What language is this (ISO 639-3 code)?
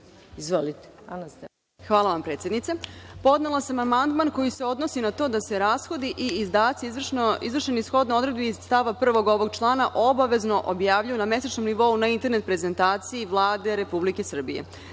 srp